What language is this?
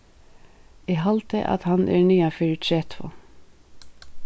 Faroese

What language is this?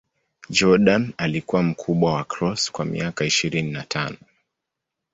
Swahili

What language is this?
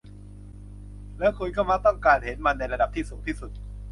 Thai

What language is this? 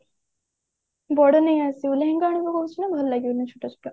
Odia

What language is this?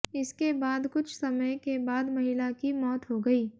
Hindi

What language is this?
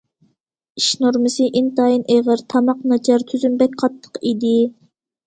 Uyghur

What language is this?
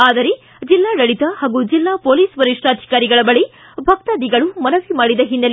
Kannada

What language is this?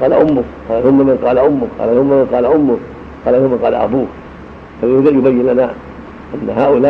Arabic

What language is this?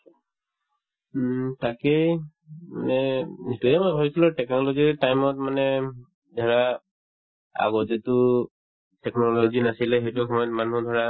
Assamese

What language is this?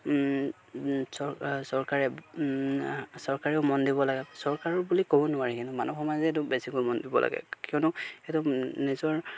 Assamese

